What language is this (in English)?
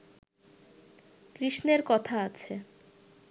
Bangla